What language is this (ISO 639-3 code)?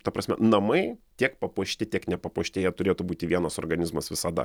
lit